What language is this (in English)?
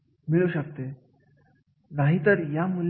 Marathi